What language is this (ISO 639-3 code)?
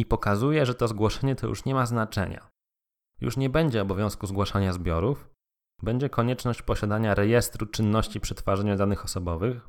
pol